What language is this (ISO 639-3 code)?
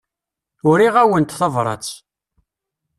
kab